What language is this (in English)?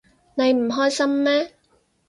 Cantonese